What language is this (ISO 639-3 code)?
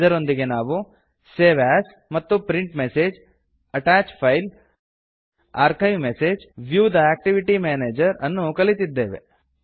kan